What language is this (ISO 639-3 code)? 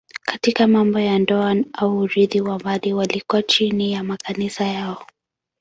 swa